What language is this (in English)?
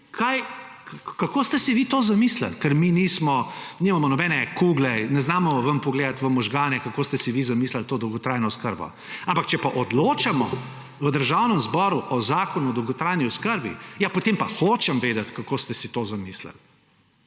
Slovenian